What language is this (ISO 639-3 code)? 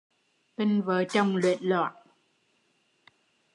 vie